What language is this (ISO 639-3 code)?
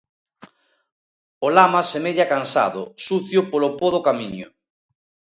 glg